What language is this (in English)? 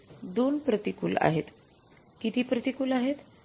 Marathi